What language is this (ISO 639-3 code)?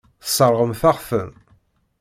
kab